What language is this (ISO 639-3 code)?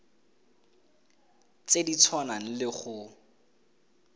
tsn